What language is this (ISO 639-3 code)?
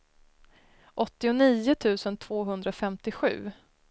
swe